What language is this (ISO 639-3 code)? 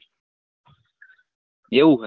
guj